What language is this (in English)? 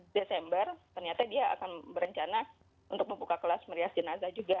Indonesian